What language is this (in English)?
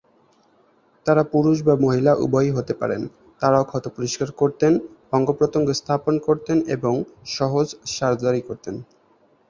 Bangla